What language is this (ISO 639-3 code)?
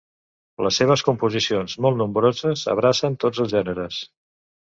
cat